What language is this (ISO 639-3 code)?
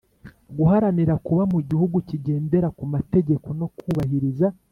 kin